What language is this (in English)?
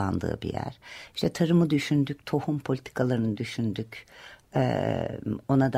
Turkish